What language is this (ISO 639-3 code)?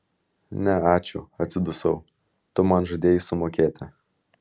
lit